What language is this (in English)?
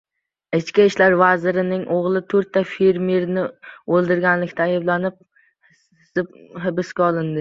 Uzbek